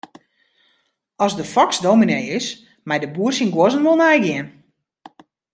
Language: Western Frisian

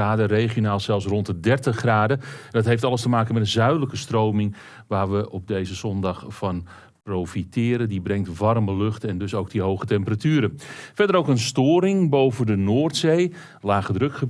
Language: Dutch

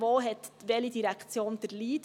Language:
Swiss German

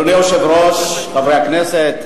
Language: Hebrew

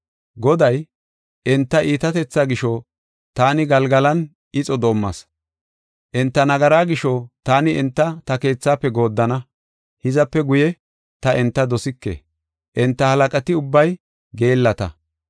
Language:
Gofa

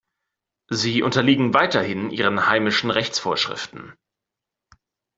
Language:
German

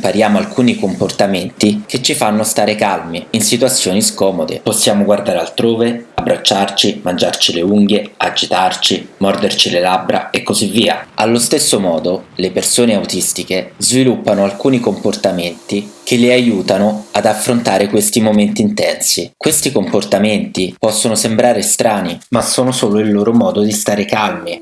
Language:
Italian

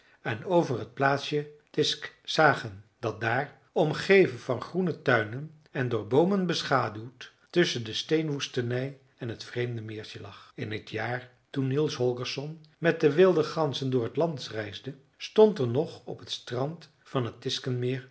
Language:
Dutch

